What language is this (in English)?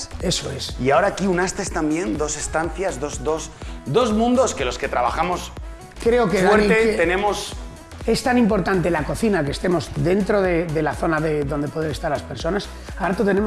Spanish